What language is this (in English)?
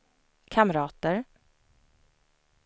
Swedish